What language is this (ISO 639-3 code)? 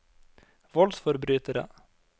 nor